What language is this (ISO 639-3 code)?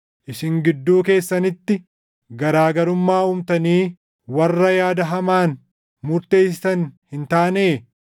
orm